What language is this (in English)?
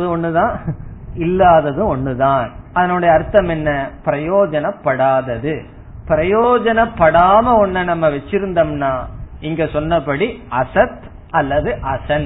Tamil